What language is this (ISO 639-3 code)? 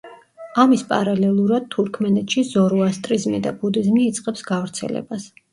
kat